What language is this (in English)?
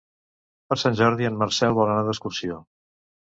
Catalan